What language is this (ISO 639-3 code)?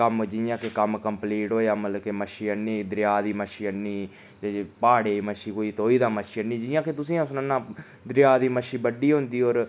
doi